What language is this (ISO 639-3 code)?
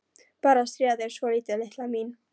isl